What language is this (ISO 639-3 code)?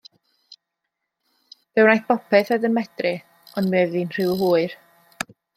cym